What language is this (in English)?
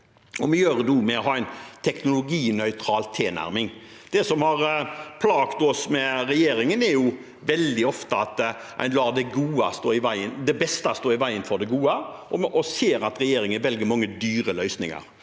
Norwegian